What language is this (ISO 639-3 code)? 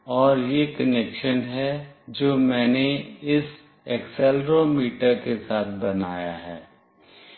hin